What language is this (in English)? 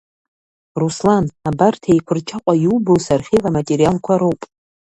Abkhazian